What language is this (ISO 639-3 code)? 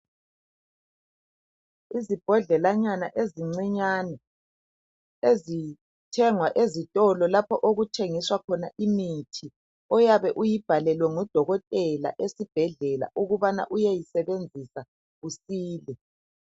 nde